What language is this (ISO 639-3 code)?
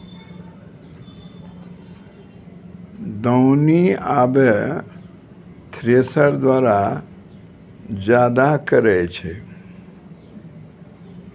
mai